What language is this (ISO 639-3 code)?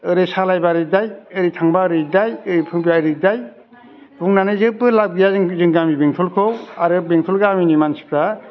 brx